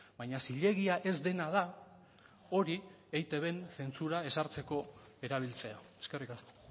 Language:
Basque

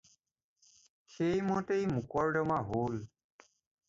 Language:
Assamese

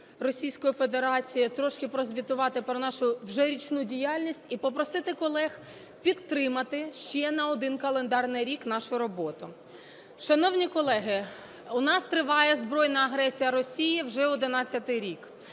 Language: Ukrainian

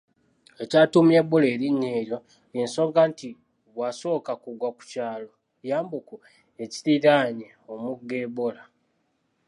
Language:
Ganda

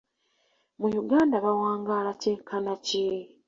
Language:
Ganda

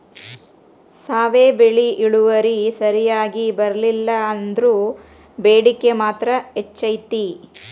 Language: Kannada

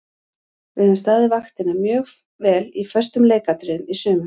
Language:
Icelandic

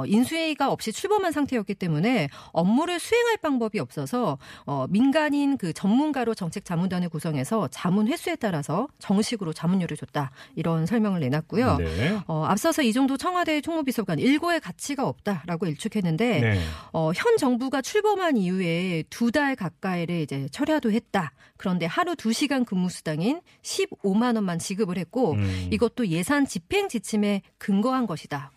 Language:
Korean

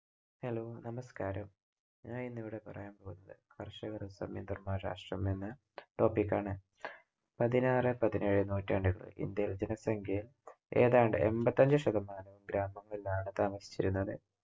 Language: Malayalam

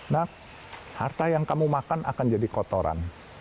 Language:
Indonesian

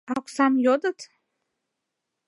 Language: Mari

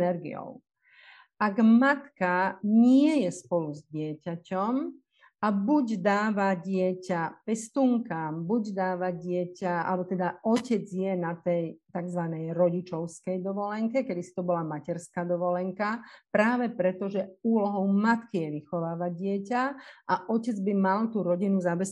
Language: Slovak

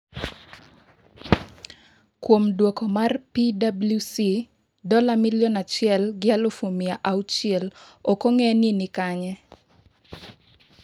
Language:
Luo (Kenya and Tanzania)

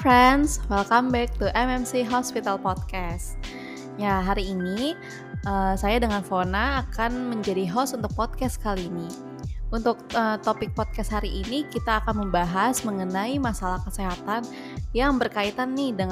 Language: Indonesian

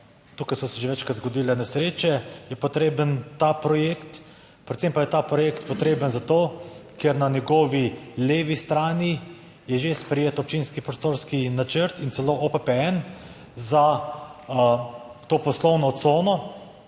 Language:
Slovenian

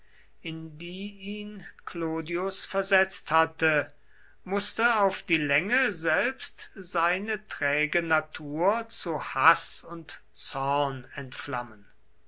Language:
German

